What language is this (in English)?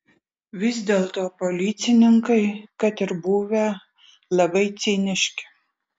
Lithuanian